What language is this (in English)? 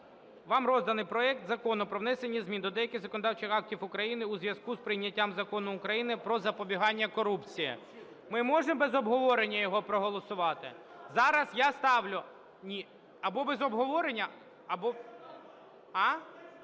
Ukrainian